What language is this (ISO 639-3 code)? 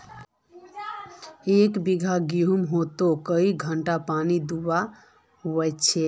mag